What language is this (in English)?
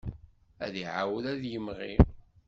Kabyle